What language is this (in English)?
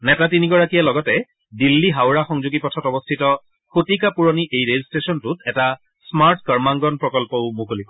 Assamese